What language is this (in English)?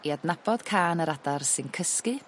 Welsh